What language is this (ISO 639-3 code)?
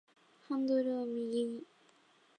jpn